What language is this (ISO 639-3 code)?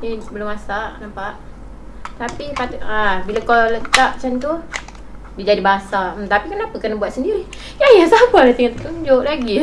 msa